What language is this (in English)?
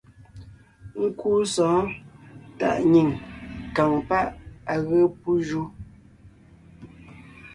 Ngiemboon